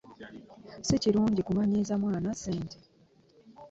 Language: Ganda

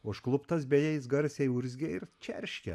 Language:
Lithuanian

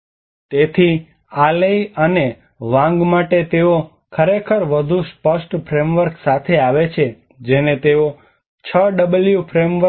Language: Gujarati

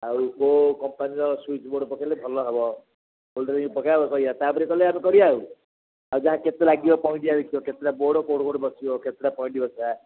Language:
Odia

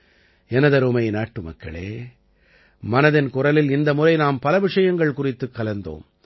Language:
Tamil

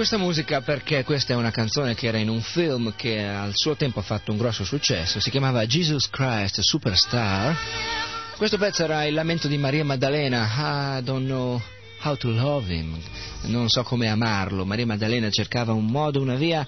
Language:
Italian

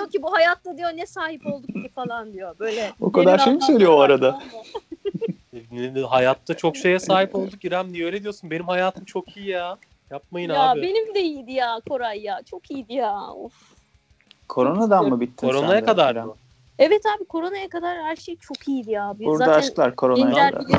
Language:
Turkish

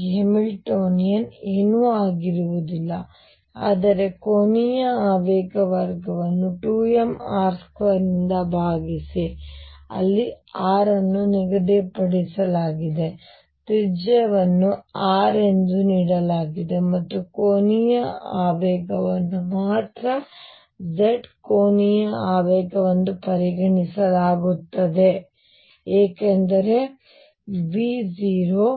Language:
Kannada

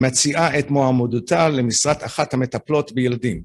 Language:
Hebrew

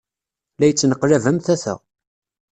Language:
Kabyle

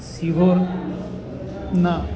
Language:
Gujarati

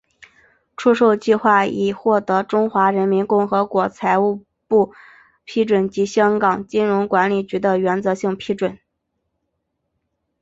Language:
Chinese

